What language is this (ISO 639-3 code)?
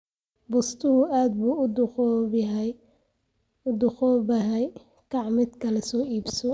som